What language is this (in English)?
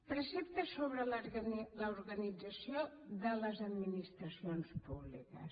Catalan